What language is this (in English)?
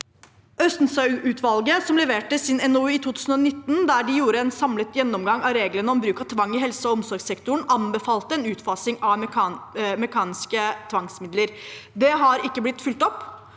Norwegian